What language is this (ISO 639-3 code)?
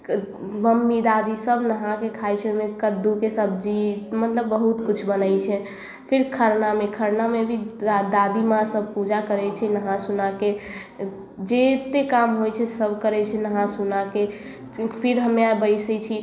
mai